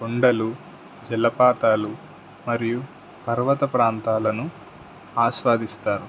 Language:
Telugu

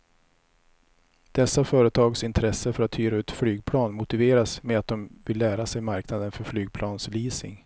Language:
Swedish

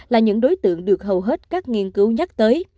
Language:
Vietnamese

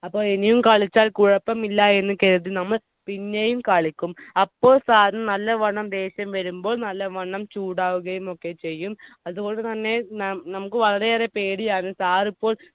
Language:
Malayalam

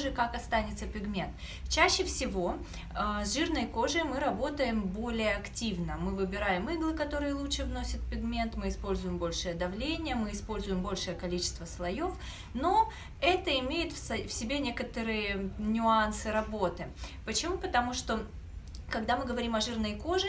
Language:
Russian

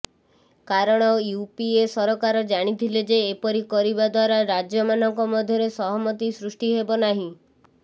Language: Odia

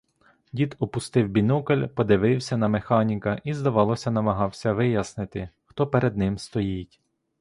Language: Ukrainian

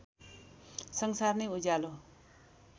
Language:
Nepali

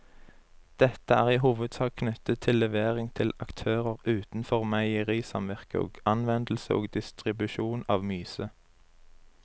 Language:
Norwegian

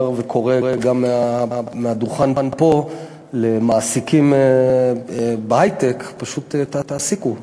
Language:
Hebrew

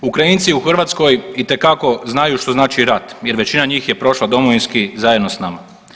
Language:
Croatian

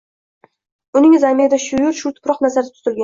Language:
Uzbek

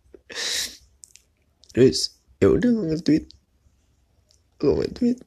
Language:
Indonesian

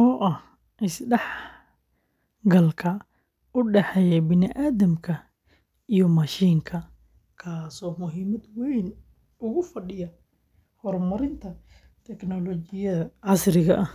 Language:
Somali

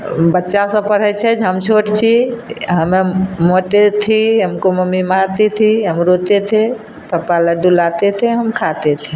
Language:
Maithili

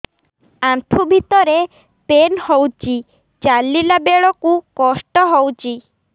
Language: Odia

